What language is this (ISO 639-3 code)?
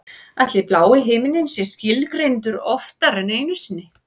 isl